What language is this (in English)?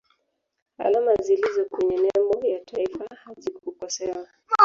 Swahili